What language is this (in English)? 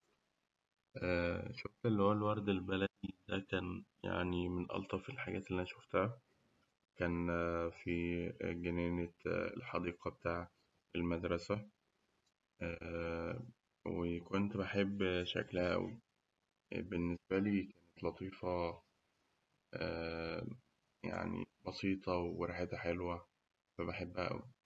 Egyptian Arabic